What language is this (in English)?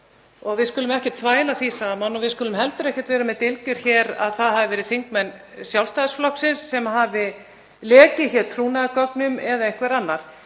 Icelandic